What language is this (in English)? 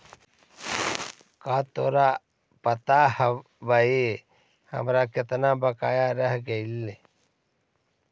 Magahi